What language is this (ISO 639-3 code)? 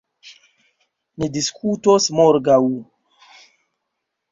epo